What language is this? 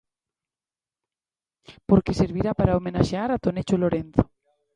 Galician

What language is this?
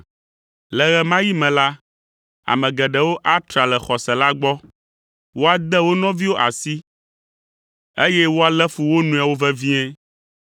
Ewe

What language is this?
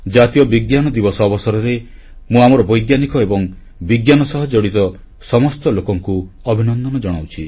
Odia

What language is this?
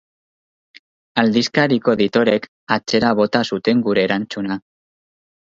Basque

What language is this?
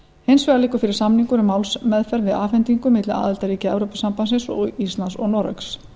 Icelandic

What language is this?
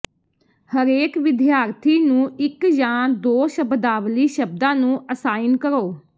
Punjabi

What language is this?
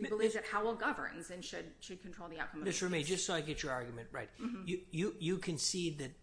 English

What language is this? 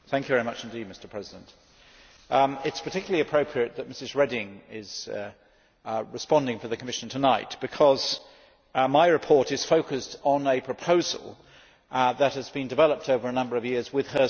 English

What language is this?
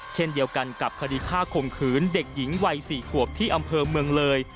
Thai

